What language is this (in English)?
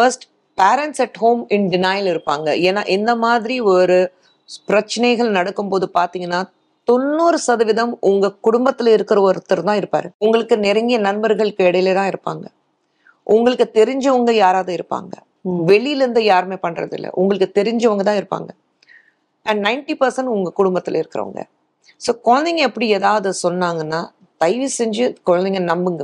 Tamil